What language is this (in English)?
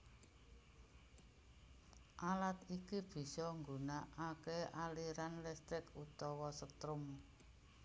Javanese